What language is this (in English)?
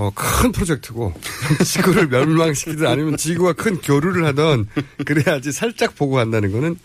Korean